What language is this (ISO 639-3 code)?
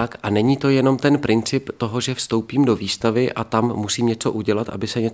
ces